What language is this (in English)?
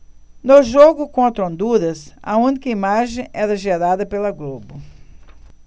Portuguese